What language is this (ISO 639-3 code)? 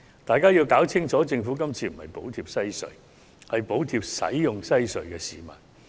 yue